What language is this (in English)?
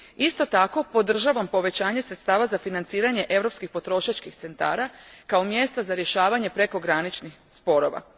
Croatian